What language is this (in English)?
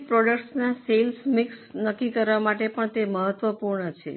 Gujarati